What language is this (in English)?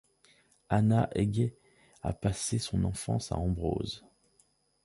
French